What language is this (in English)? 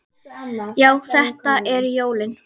Icelandic